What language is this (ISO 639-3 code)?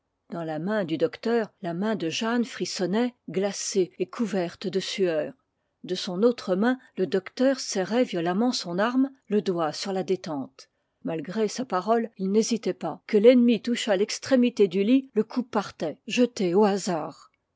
fra